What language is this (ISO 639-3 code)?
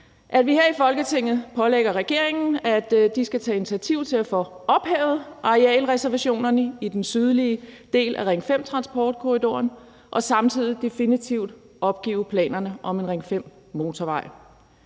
dan